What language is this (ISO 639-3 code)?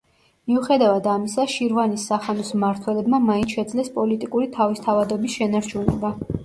kat